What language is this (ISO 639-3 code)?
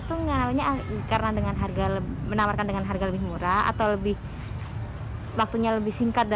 ind